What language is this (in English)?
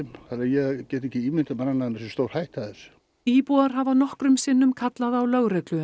Icelandic